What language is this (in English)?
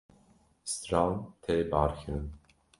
Kurdish